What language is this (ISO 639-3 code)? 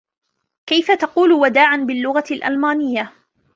ara